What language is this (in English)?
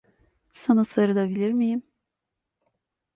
Turkish